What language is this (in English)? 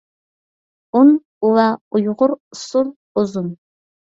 Uyghur